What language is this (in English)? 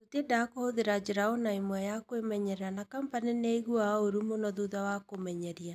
Kikuyu